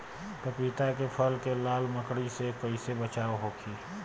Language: Bhojpuri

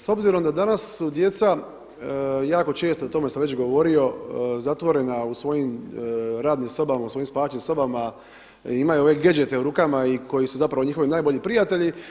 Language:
Croatian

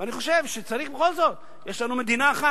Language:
Hebrew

